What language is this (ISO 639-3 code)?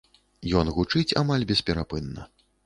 bel